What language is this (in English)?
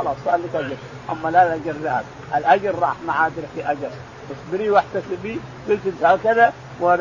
Arabic